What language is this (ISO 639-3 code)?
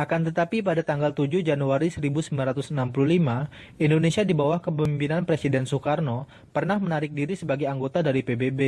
ind